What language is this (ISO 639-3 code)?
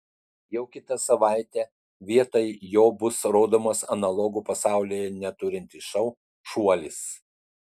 lit